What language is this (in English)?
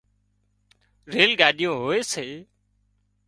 Wadiyara Koli